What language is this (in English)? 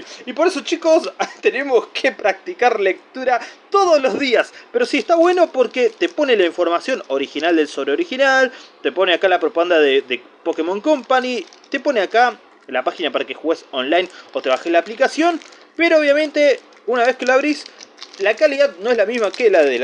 Spanish